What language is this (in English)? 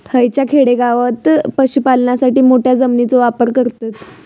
Marathi